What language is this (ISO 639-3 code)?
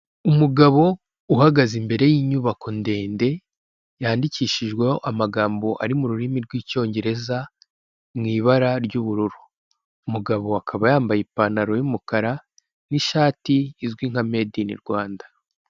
kin